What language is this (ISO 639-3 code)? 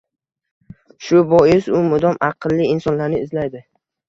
uzb